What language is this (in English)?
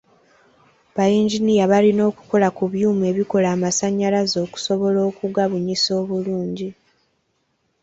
Ganda